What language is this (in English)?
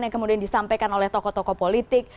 Indonesian